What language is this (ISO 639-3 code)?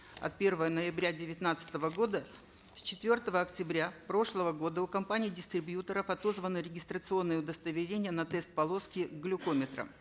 kaz